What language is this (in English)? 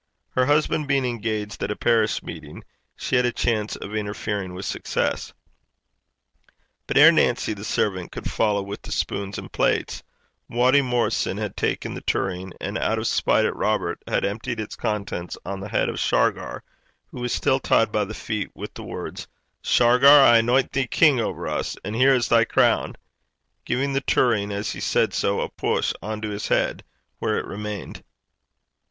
English